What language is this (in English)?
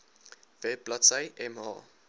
Afrikaans